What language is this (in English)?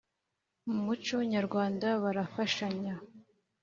Kinyarwanda